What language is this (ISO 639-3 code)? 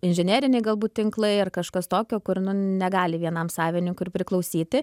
lit